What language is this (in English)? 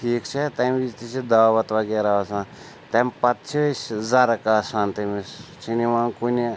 Kashmiri